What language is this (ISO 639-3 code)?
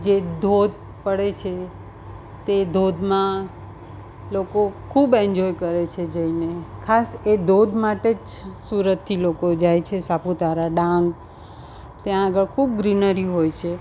guj